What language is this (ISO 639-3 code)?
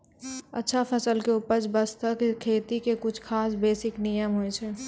mai